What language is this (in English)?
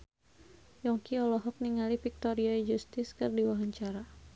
Sundanese